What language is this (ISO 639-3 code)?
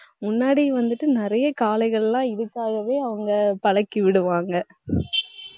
tam